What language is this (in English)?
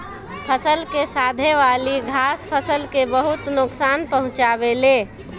Bhojpuri